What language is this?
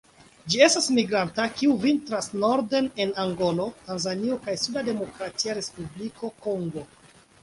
Esperanto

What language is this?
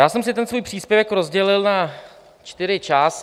Czech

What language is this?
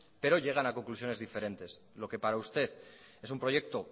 Spanish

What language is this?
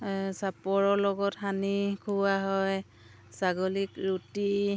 Assamese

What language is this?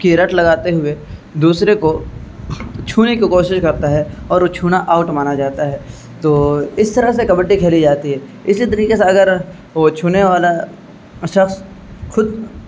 Urdu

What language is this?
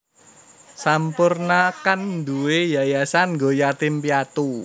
Javanese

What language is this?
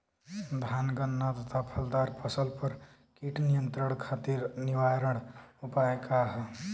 Bhojpuri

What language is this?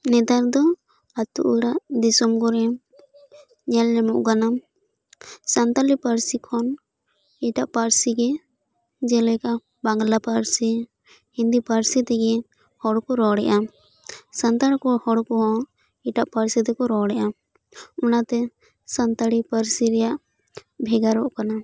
Santali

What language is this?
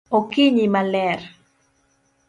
Luo (Kenya and Tanzania)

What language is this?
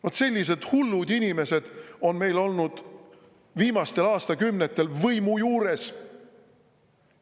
Estonian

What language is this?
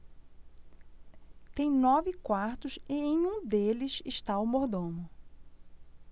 Portuguese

